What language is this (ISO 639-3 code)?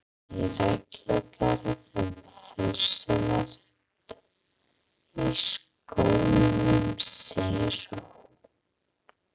isl